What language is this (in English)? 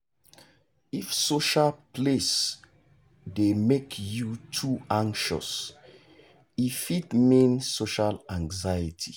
Nigerian Pidgin